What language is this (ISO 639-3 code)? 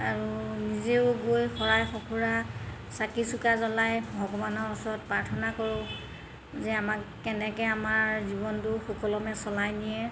asm